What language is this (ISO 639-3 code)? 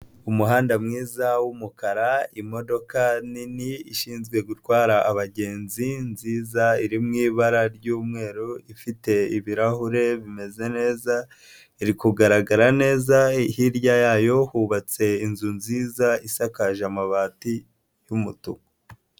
kin